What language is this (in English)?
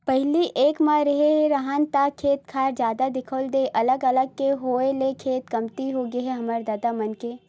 Chhattisgarhi